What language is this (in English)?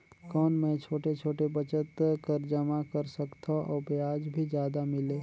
Chhattisgarhi